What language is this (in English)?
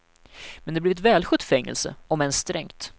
Swedish